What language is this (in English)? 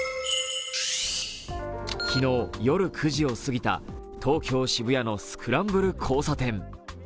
Japanese